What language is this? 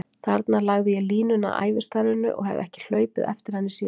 Icelandic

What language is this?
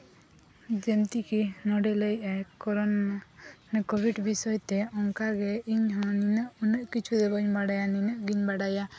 Santali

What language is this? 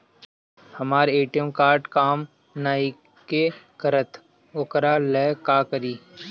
Bhojpuri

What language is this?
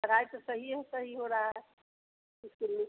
Hindi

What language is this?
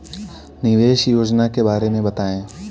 Hindi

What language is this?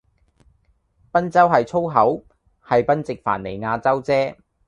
Cantonese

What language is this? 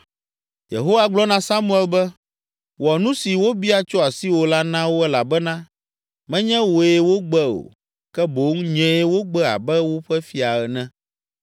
Ewe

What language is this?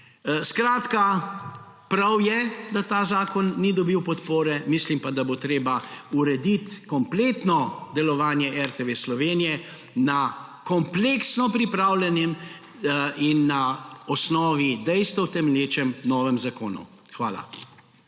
Slovenian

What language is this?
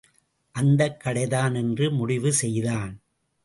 Tamil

